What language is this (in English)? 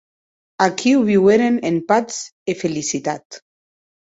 Occitan